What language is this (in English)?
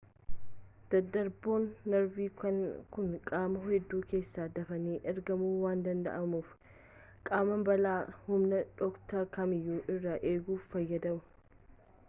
Oromo